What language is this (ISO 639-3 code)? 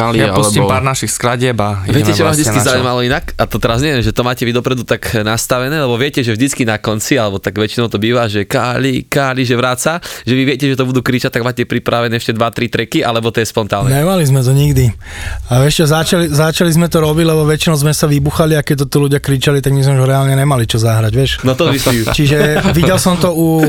slk